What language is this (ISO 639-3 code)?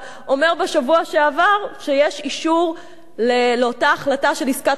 heb